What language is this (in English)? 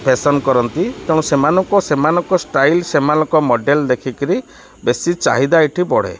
Odia